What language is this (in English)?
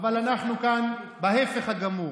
Hebrew